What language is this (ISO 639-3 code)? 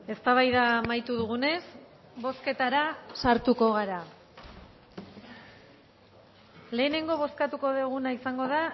eus